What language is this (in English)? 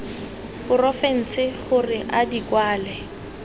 Tswana